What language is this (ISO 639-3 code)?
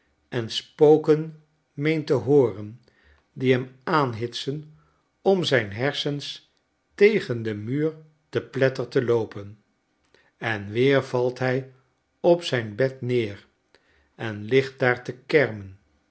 nld